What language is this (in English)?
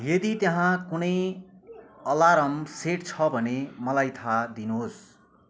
Nepali